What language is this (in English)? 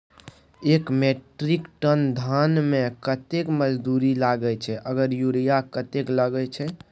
Maithili